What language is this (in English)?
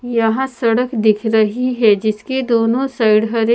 Hindi